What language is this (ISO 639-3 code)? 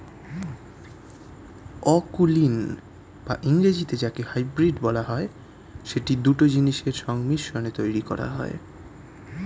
ben